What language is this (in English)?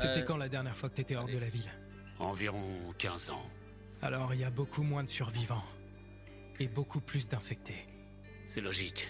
French